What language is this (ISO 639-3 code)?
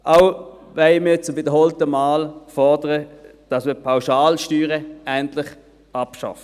gsw